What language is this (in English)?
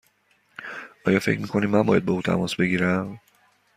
Persian